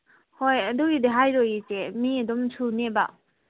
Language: Manipuri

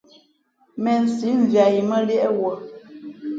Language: Fe'fe'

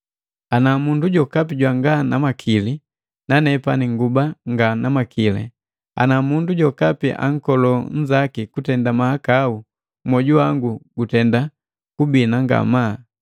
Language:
Matengo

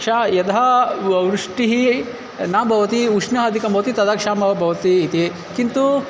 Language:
Sanskrit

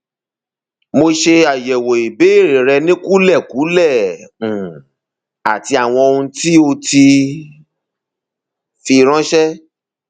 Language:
Yoruba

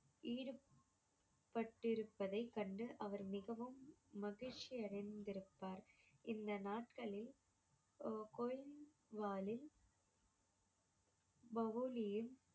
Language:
Tamil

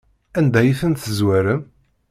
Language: Kabyle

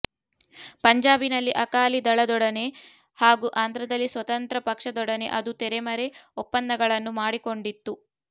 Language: Kannada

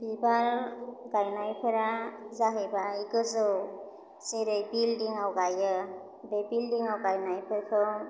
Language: Bodo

